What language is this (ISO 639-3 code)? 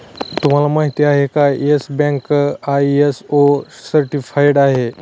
mar